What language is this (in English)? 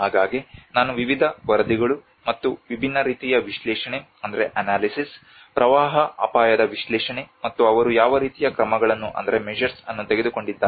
Kannada